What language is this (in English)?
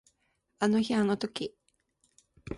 Japanese